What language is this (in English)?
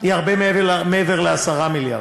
Hebrew